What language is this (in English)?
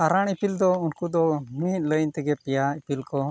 Santali